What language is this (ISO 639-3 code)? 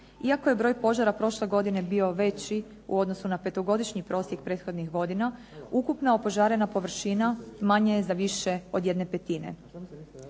hrv